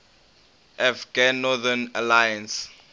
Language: English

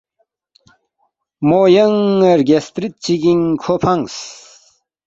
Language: Balti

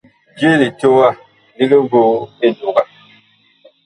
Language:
Bakoko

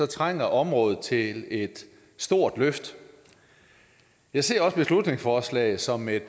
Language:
Danish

